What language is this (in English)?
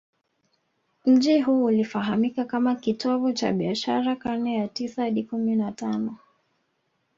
Swahili